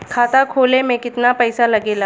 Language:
Bhojpuri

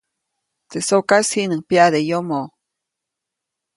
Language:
Copainalá Zoque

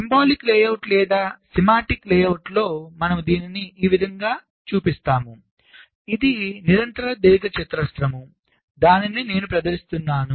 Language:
Telugu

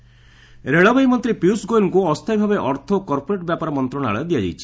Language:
Odia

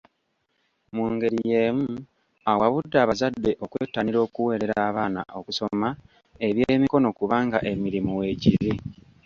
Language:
Ganda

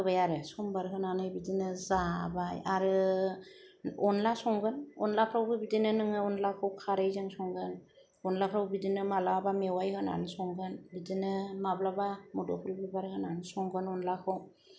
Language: Bodo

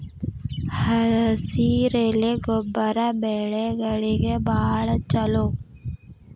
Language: Kannada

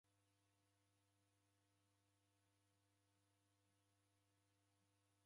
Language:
Taita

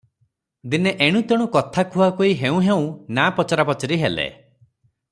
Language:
Odia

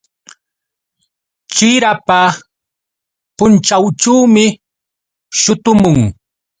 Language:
Yauyos Quechua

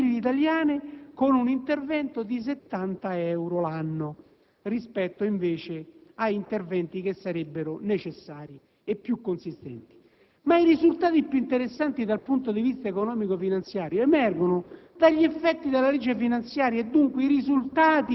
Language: Italian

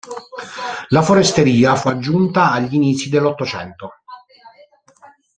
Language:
Italian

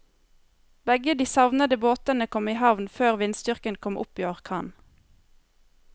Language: Norwegian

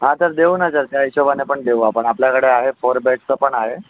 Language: Marathi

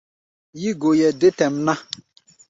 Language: Gbaya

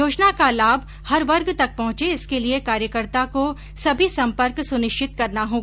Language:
Hindi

